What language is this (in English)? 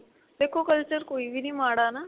Punjabi